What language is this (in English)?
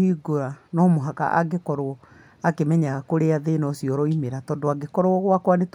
Kikuyu